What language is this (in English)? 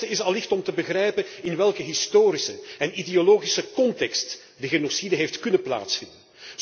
Dutch